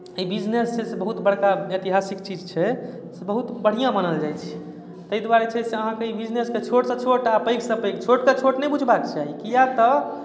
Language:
Maithili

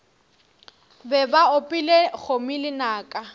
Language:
Northern Sotho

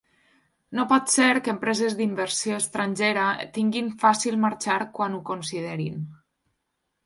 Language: Catalan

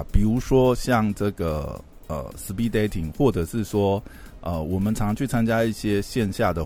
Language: Chinese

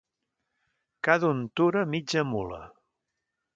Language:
Catalan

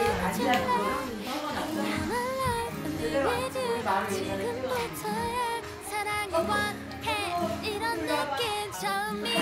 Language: Korean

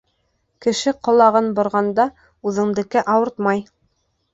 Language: Bashkir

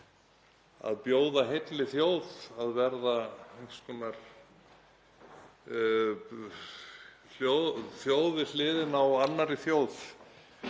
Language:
Icelandic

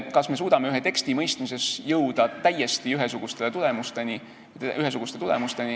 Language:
Estonian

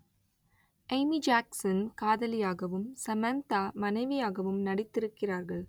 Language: Tamil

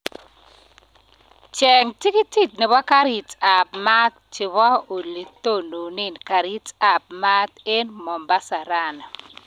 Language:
Kalenjin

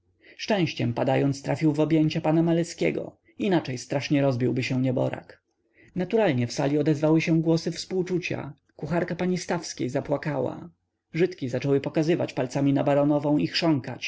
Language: Polish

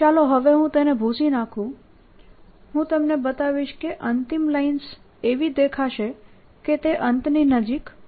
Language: Gujarati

